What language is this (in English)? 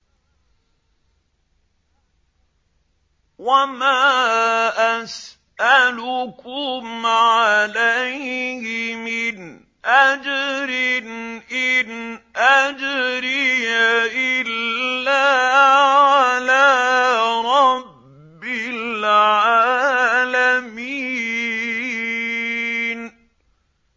Arabic